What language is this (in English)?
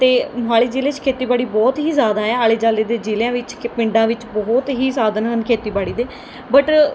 Punjabi